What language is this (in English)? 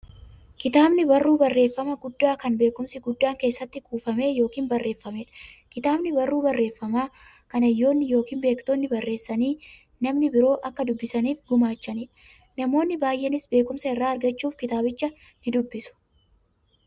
Oromo